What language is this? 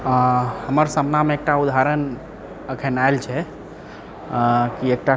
Maithili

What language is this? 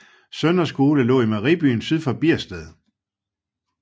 Danish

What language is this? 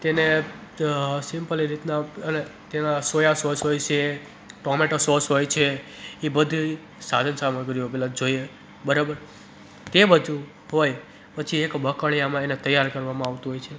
Gujarati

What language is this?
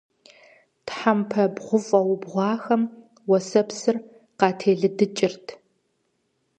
Kabardian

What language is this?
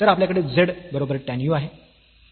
Marathi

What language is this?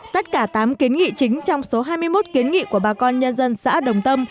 Vietnamese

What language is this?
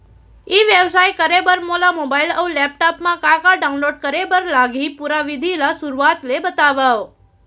Chhattisgarhi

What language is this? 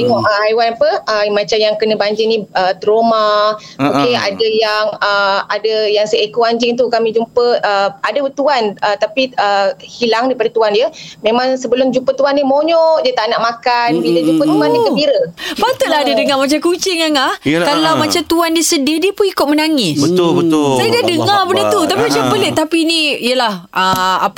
Malay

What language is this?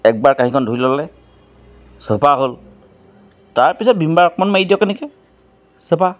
Assamese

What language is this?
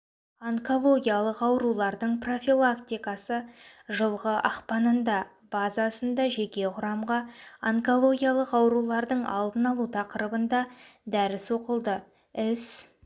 Kazakh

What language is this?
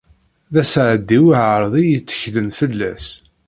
Kabyle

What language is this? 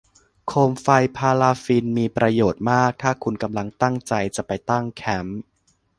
Thai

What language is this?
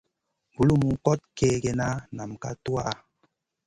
Masana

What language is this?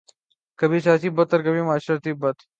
Urdu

